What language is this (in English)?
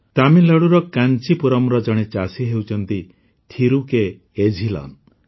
Odia